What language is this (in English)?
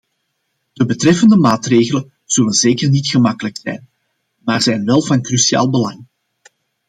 Dutch